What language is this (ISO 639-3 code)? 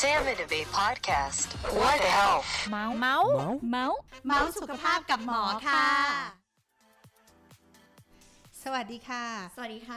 tha